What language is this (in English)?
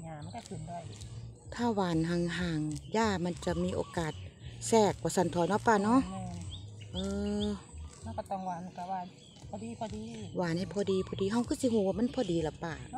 Thai